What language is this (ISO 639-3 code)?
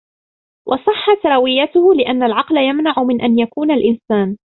ara